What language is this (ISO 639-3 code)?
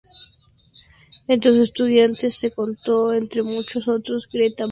spa